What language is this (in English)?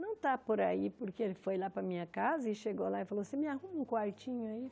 Portuguese